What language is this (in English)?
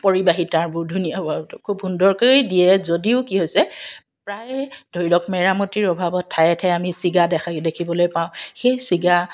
Assamese